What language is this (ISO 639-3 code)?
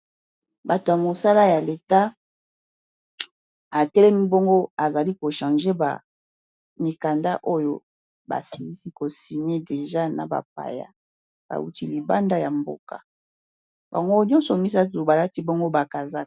lin